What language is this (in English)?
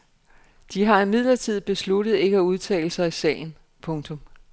Danish